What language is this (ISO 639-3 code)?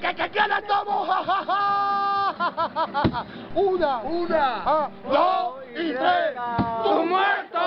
spa